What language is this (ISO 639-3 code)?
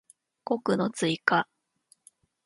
jpn